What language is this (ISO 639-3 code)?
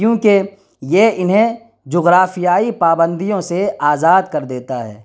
urd